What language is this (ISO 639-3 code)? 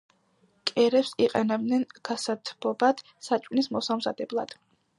kat